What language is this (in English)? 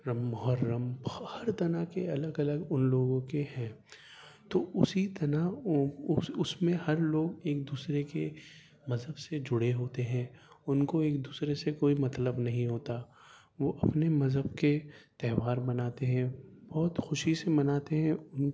Urdu